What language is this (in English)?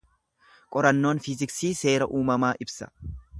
Oromo